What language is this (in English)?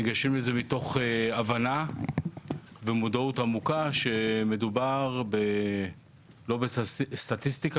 Hebrew